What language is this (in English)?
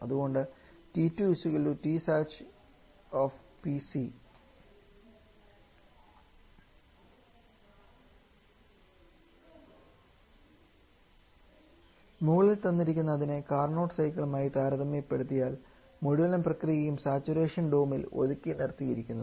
Malayalam